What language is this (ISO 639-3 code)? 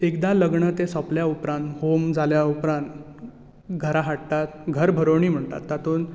kok